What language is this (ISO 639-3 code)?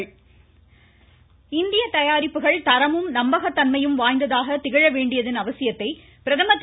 tam